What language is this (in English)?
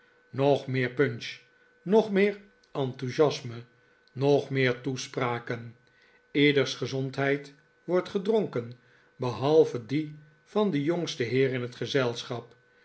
Dutch